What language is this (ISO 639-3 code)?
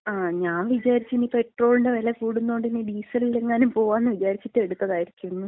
mal